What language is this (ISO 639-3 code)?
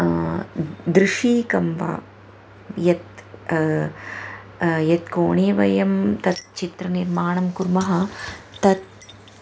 san